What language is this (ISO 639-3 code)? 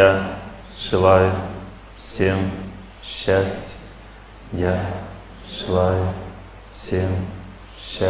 rus